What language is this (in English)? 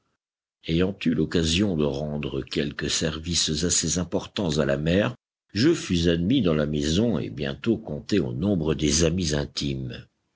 French